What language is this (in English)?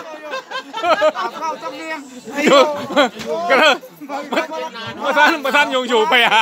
Thai